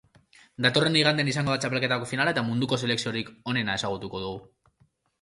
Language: Basque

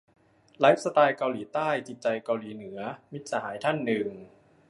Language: Thai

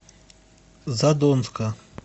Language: Russian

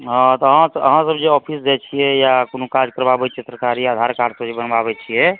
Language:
Maithili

